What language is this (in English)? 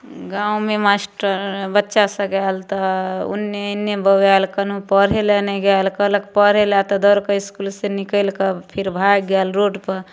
Maithili